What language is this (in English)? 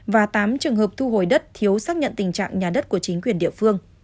Vietnamese